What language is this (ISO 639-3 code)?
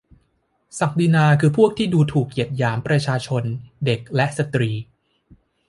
tha